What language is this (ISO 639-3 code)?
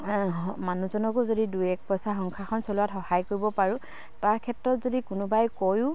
asm